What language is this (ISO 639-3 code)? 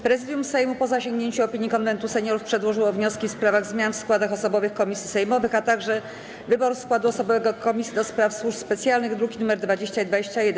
pol